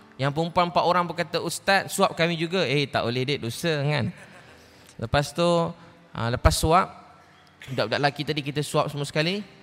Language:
Malay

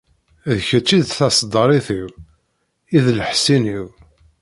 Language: Kabyle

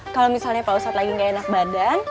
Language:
Indonesian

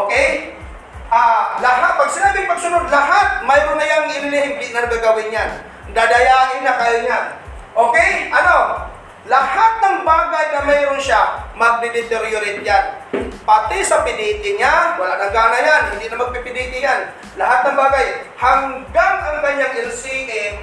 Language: Filipino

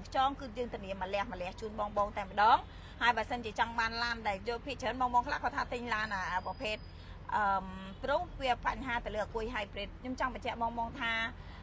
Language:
Thai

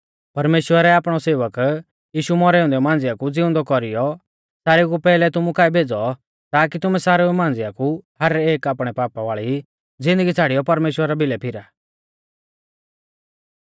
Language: Mahasu Pahari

